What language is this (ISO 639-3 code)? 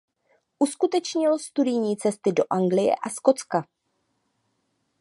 ces